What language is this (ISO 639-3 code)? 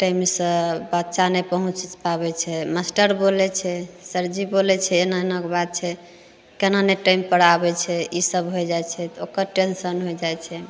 mai